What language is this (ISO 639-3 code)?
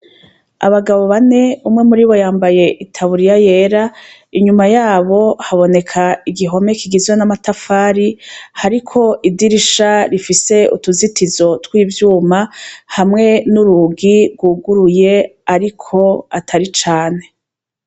run